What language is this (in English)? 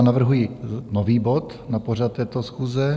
Czech